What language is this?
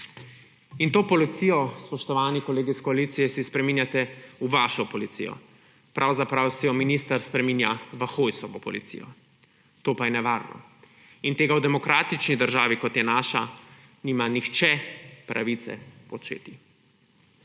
Slovenian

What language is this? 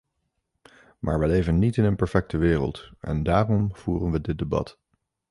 Dutch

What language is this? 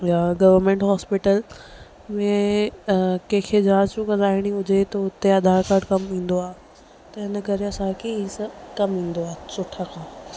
Sindhi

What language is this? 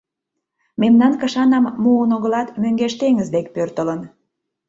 Mari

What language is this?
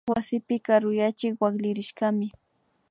Imbabura Highland Quichua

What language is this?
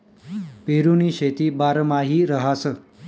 Marathi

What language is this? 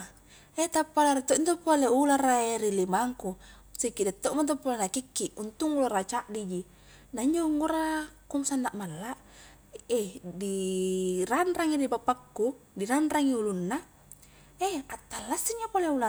Highland Konjo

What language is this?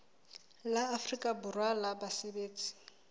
Southern Sotho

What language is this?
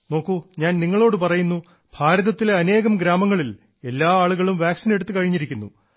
Malayalam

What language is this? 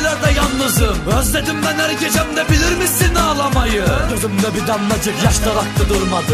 Turkish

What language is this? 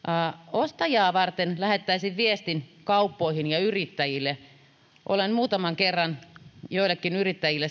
Finnish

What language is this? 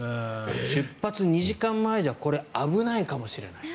Japanese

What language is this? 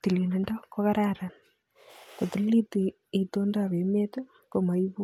Kalenjin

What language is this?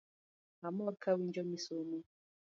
Luo (Kenya and Tanzania)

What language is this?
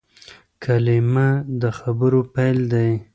Pashto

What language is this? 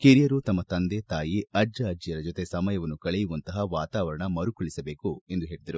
Kannada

